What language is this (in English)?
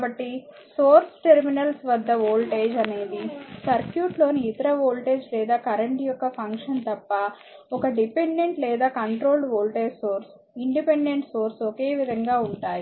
Telugu